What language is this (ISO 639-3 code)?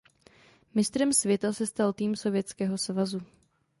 ces